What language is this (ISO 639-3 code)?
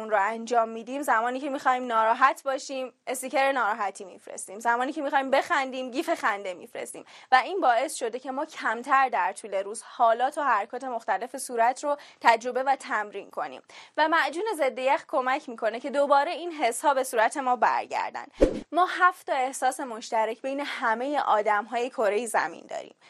fas